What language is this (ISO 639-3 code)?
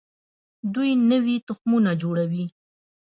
pus